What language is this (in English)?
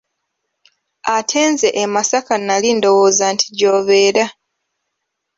Ganda